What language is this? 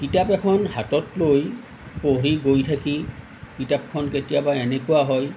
Assamese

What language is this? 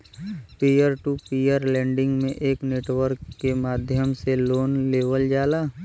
Bhojpuri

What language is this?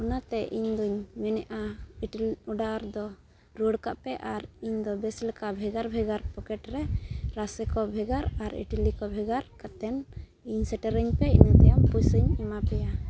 Santali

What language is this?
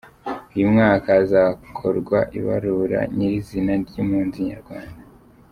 Kinyarwanda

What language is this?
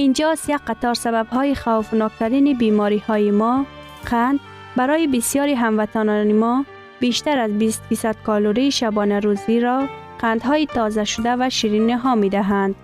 Persian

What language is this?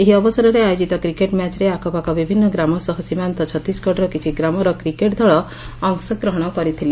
Odia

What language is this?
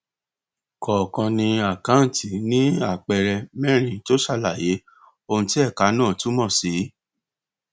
Yoruba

